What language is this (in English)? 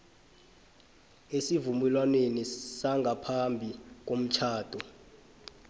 South Ndebele